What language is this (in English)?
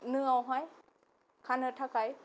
Bodo